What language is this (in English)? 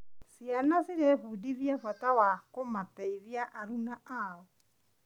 Kikuyu